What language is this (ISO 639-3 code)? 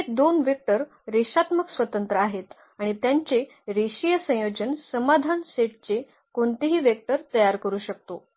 mar